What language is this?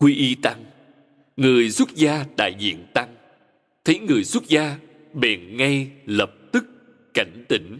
Vietnamese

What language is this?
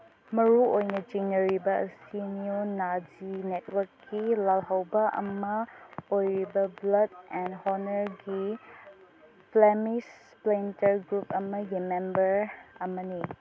Manipuri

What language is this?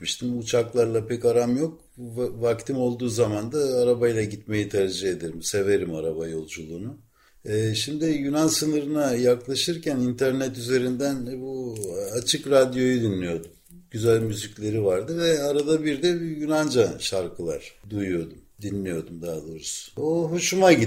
Turkish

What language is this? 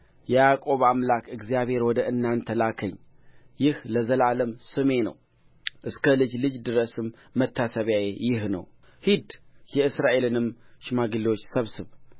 Amharic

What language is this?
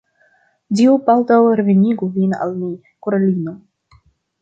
Esperanto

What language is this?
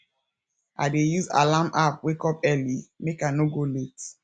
Nigerian Pidgin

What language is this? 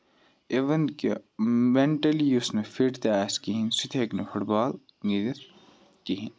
Kashmiri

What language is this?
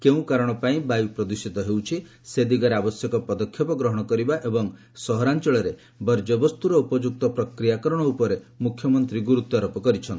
Odia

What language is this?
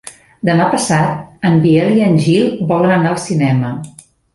Catalan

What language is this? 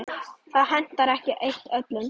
Icelandic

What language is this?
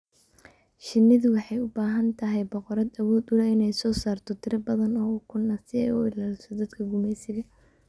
Somali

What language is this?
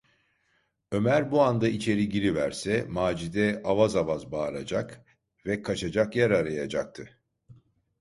Turkish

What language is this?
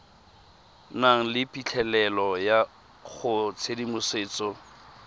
Tswana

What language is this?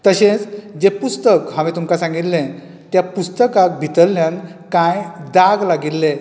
Konkani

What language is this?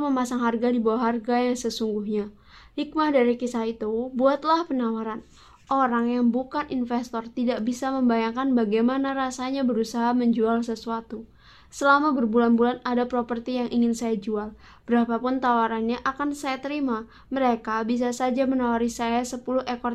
Indonesian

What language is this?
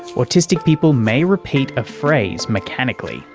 English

